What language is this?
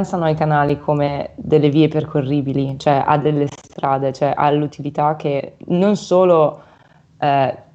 Italian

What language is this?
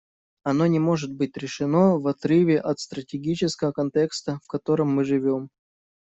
Russian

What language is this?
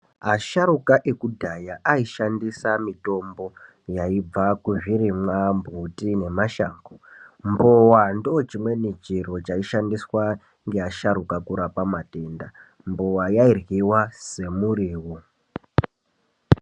Ndau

